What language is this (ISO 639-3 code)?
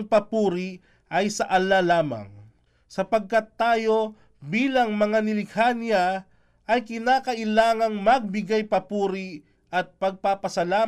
fil